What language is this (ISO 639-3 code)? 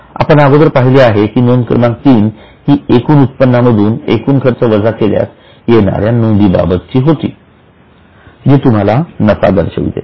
mar